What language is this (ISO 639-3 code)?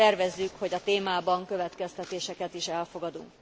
hun